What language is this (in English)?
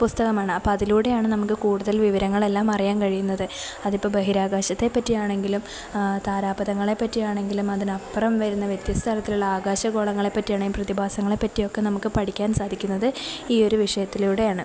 Malayalam